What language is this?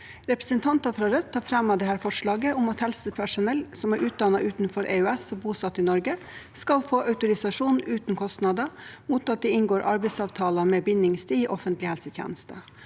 Norwegian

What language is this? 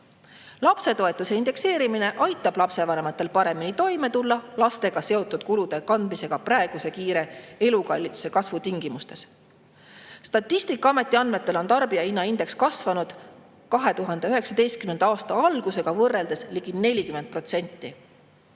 Estonian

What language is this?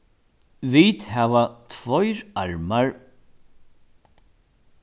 Faroese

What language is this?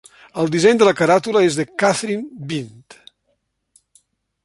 Catalan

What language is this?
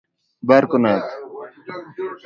Persian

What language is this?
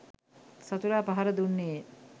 Sinhala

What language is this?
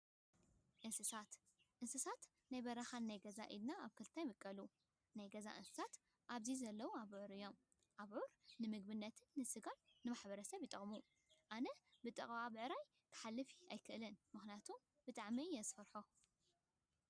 Tigrinya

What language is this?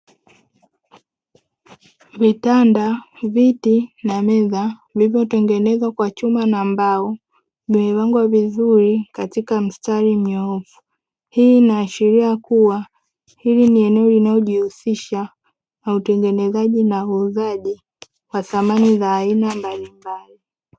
Swahili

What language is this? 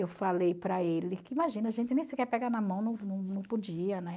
Portuguese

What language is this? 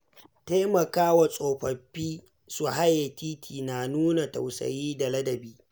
Hausa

